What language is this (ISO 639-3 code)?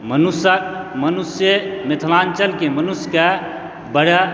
mai